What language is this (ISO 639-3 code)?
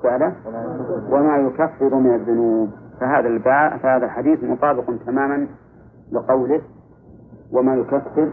ara